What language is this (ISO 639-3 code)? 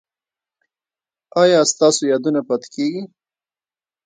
pus